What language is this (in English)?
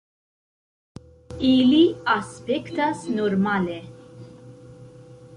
Esperanto